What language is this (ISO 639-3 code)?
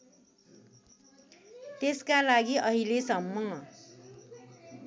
nep